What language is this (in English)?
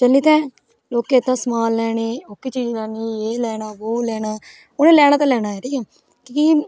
Dogri